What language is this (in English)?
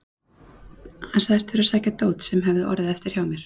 Icelandic